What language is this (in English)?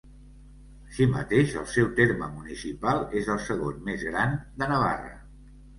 Catalan